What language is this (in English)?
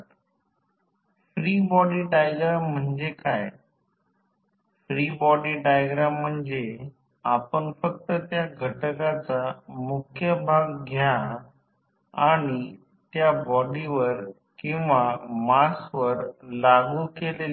Marathi